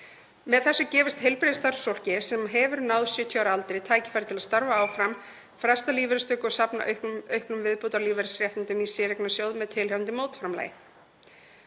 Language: Icelandic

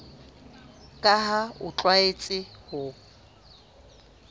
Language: Southern Sotho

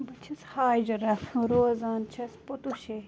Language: Kashmiri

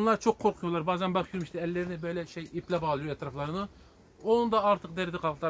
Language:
Turkish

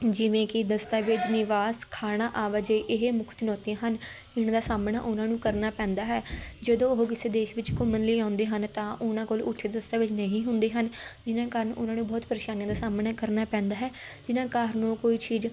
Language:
Punjabi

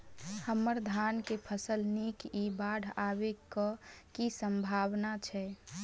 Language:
Maithili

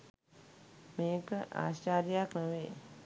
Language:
Sinhala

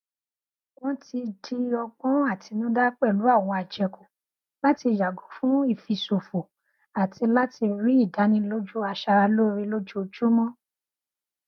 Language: Yoruba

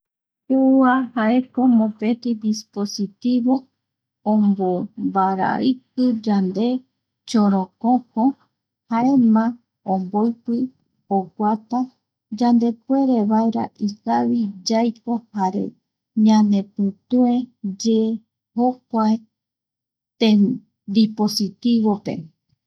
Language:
Eastern Bolivian Guaraní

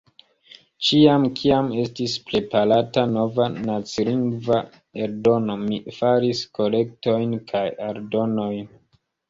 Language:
Esperanto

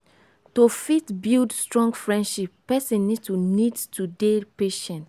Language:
Nigerian Pidgin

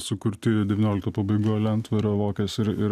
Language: Lithuanian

